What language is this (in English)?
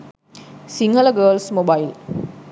Sinhala